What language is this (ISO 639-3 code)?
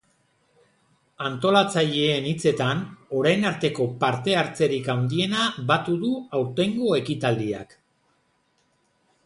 eus